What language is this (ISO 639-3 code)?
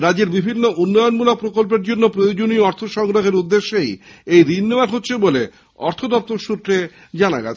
ben